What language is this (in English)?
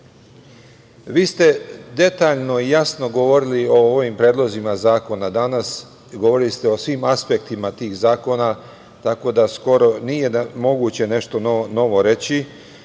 Serbian